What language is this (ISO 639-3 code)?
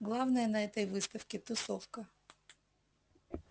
rus